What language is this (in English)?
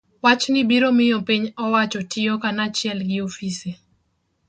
Luo (Kenya and Tanzania)